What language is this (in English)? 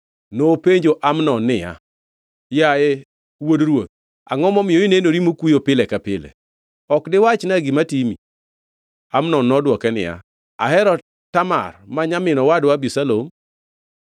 Luo (Kenya and Tanzania)